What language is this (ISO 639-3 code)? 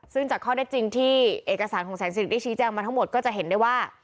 tha